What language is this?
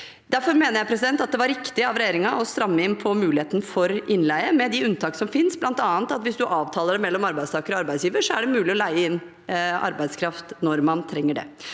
Norwegian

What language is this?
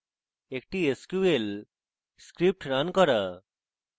Bangla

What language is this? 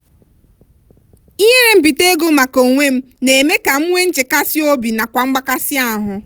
Igbo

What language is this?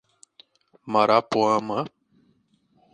Portuguese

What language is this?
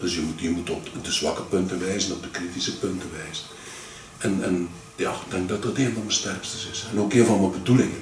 Dutch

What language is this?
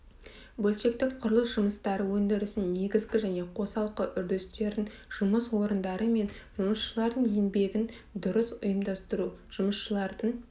Kazakh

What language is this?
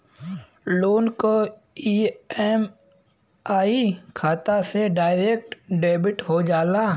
Bhojpuri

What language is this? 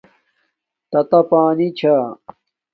Domaaki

